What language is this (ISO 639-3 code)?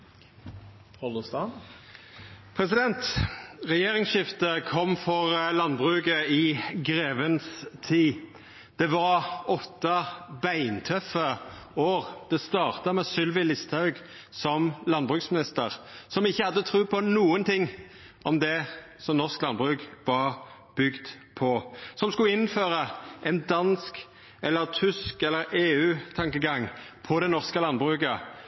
nor